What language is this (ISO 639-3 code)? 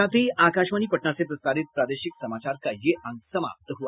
hin